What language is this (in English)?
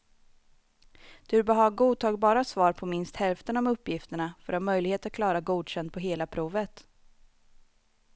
Swedish